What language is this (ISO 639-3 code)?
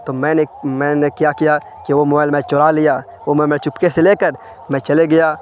urd